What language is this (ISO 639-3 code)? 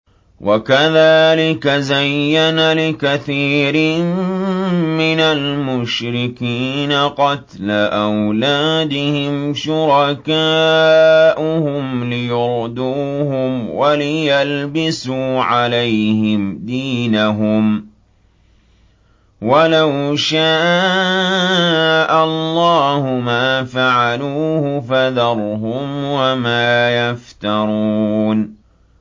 ara